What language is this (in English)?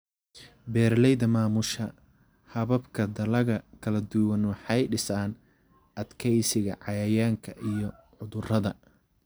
Somali